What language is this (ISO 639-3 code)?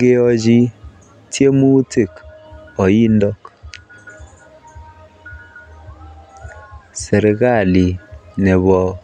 kln